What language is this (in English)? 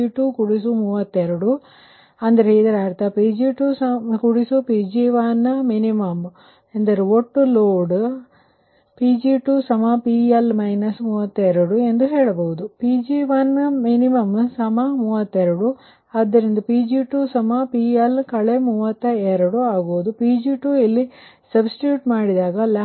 Kannada